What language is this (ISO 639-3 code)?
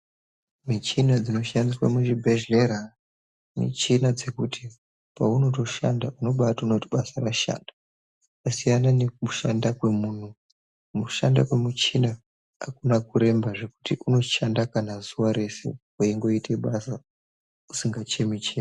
ndc